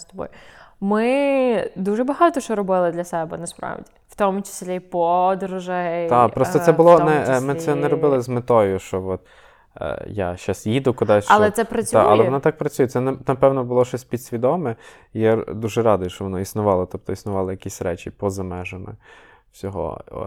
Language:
Ukrainian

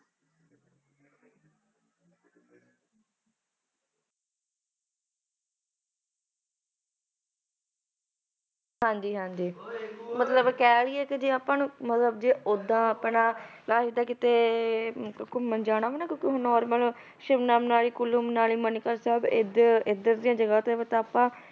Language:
Punjabi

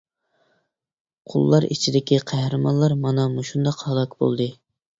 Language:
Uyghur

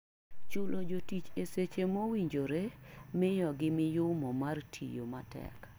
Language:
Luo (Kenya and Tanzania)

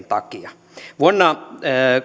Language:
Finnish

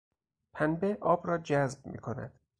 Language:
Persian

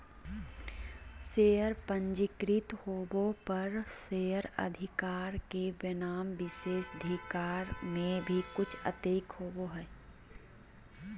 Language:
Magahi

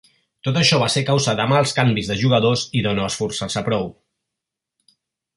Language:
Catalan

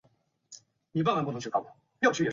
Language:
Chinese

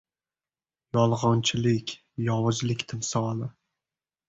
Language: Uzbek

